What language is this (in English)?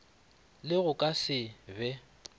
Northern Sotho